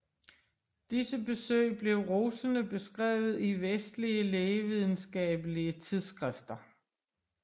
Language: Danish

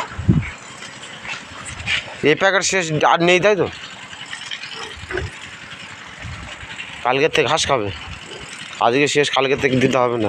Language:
Thai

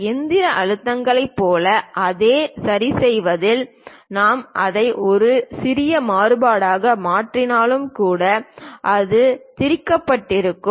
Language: Tamil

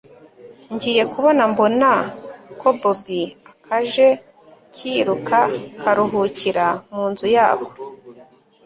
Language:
Kinyarwanda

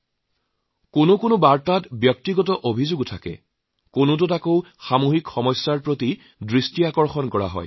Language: Assamese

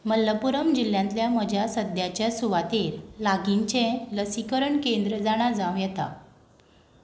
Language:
Konkani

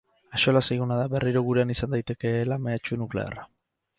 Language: Basque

